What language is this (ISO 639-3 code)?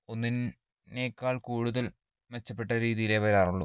mal